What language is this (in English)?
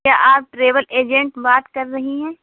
Urdu